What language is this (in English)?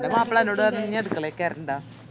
Malayalam